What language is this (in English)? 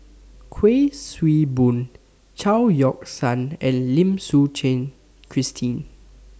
English